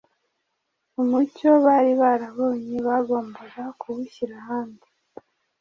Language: Kinyarwanda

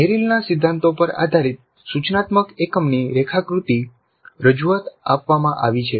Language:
Gujarati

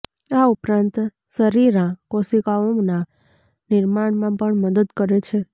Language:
Gujarati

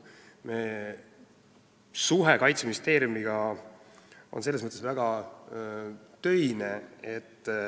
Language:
Estonian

